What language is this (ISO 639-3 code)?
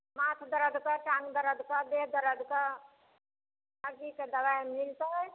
mai